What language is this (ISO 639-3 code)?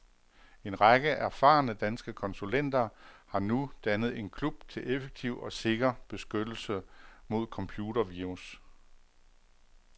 dan